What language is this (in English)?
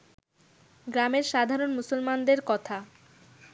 Bangla